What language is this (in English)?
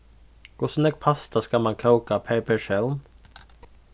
Faroese